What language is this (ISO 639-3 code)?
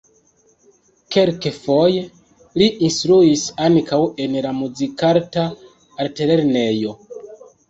epo